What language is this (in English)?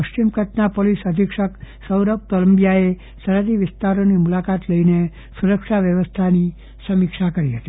Gujarati